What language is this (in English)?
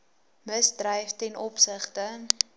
Afrikaans